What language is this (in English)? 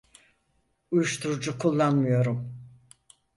Turkish